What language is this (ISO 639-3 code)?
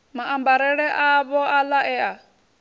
ven